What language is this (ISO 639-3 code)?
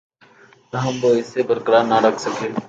urd